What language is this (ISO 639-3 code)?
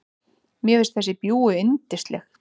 isl